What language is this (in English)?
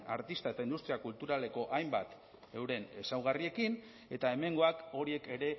Basque